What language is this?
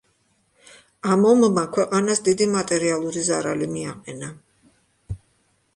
Georgian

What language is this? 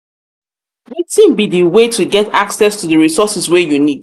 Nigerian Pidgin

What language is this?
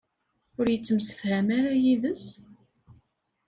Kabyle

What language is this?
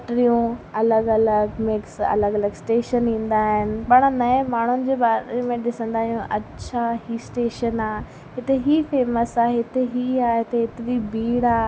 Sindhi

